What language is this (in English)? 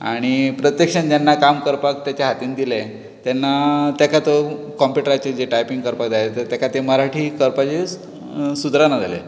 Konkani